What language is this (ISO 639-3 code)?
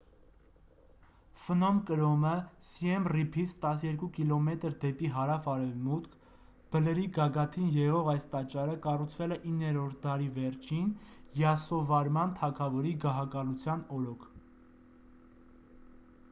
hye